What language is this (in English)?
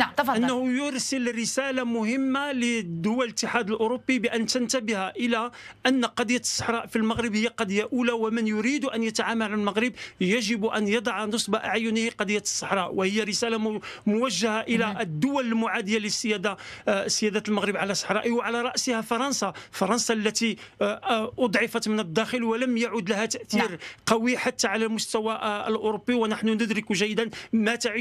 Arabic